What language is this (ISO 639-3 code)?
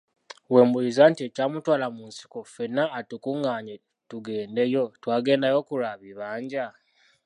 lug